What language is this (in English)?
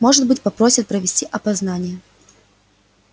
Russian